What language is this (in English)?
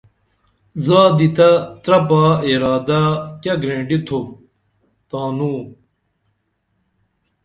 Dameli